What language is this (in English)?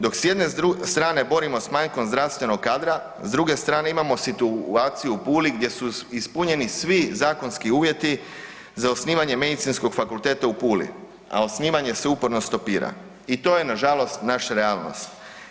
Croatian